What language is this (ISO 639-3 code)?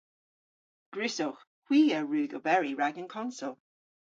cor